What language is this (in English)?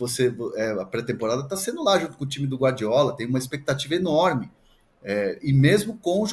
Portuguese